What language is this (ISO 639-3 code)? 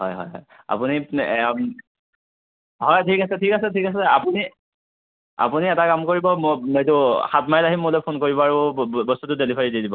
asm